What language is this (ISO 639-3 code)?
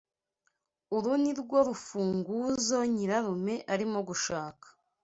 kin